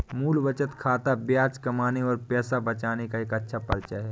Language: Hindi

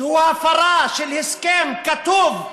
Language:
Hebrew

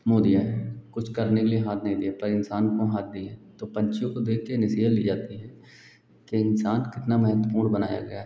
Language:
Hindi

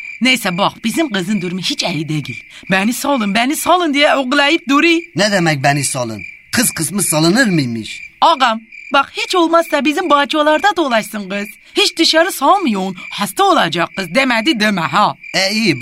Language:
Turkish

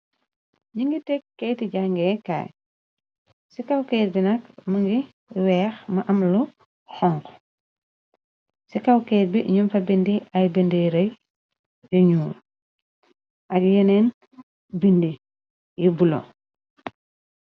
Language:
Wolof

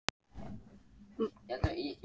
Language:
Icelandic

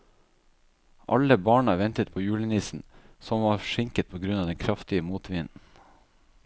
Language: Norwegian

